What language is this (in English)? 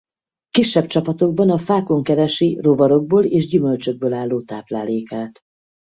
Hungarian